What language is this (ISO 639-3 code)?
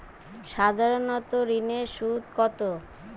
ben